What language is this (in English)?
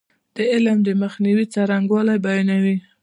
Pashto